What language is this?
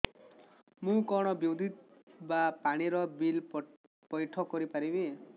Odia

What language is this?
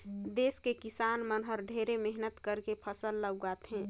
Chhattisgarhi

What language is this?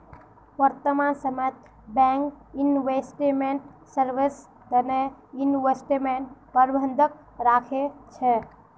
Magahi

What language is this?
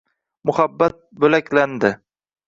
Uzbek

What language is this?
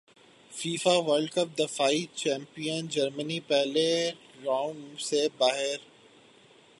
Urdu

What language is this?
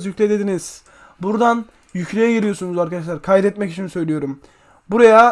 Turkish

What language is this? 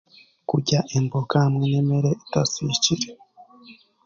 Chiga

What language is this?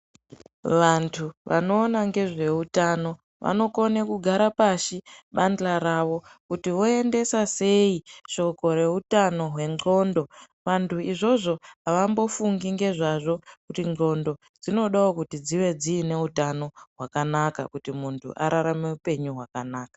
Ndau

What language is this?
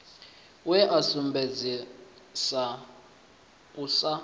Venda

